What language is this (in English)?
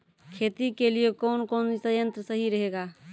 Maithili